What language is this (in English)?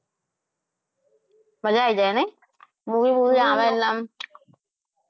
Gujarati